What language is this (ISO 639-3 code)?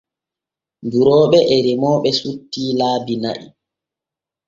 fue